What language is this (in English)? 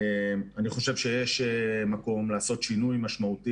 Hebrew